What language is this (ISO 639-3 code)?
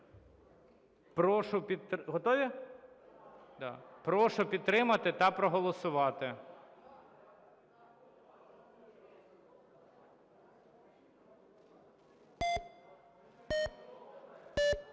ukr